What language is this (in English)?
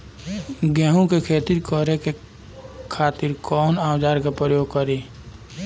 Bhojpuri